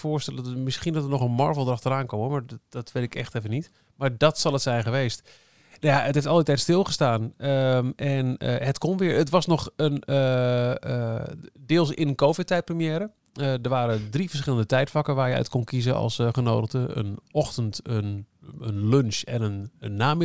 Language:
Dutch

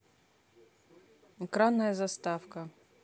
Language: Russian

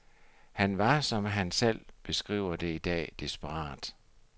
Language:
Danish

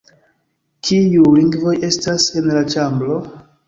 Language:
Esperanto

